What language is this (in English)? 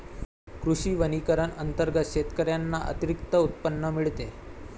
Marathi